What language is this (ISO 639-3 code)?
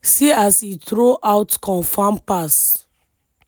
pcm